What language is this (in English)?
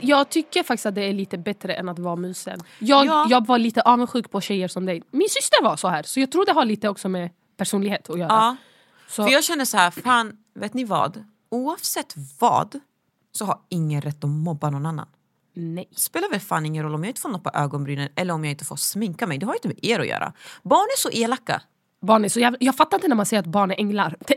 Swedish